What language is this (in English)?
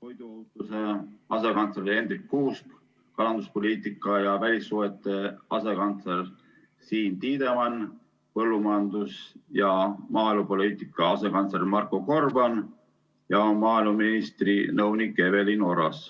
Estonian